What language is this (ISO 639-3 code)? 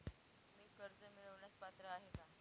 mar